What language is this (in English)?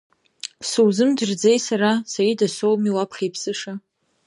Abkhazian